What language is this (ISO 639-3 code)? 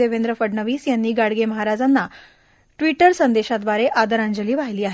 mar